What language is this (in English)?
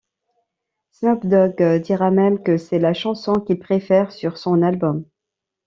French